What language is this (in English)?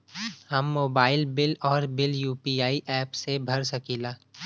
Bhojpuri